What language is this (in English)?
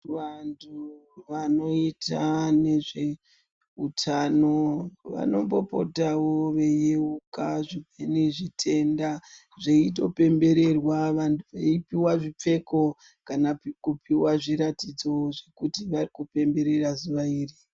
Ndau